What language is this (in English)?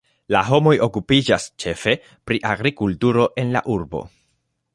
Esperanto